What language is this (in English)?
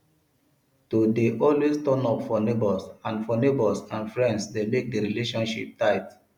Nigerian Pidgin